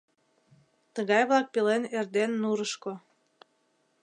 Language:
Mari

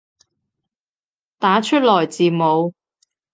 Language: Cantonese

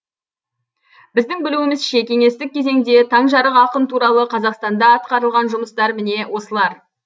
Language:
Kazakh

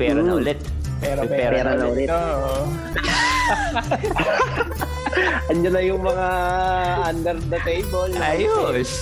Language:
Filipino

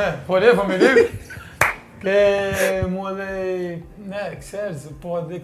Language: Greek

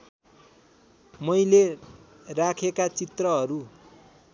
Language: Nepali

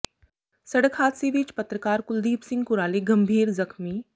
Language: Punjabi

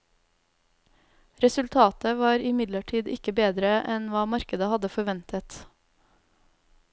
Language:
Norwegian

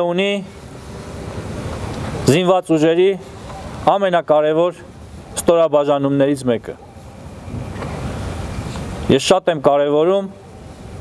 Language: Turkish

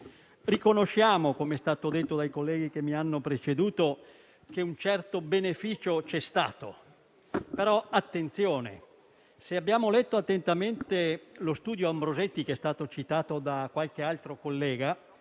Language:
Italian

